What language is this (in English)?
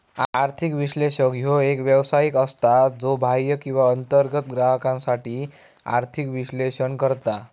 Marathi